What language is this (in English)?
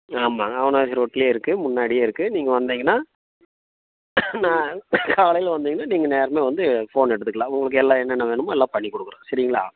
Tamil